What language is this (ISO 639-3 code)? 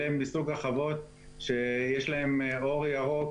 heb